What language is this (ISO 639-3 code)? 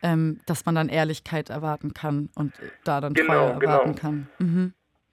deu